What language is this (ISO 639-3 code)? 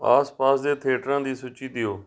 pan